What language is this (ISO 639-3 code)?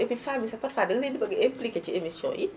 wol